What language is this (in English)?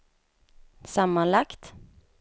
Swedish